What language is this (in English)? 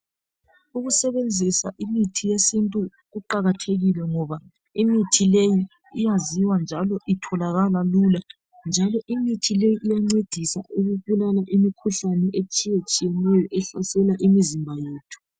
North Ndebele